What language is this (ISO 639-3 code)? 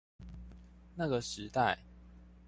zho